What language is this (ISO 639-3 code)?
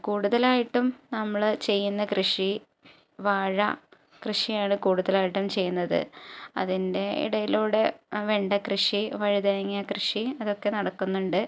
mal